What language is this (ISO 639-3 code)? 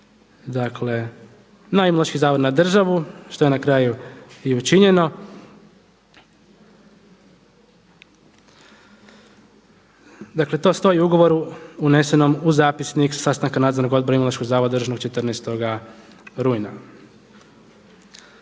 hrv